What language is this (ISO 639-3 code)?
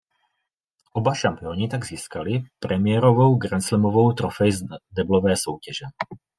ces